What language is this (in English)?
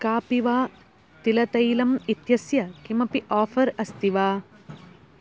Sanskrit